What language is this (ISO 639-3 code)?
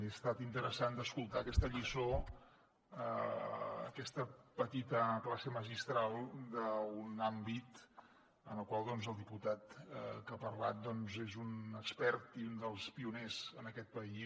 cat